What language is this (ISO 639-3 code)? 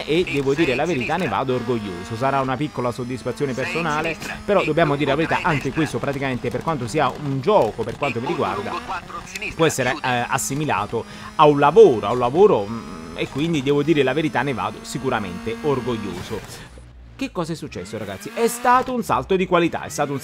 ita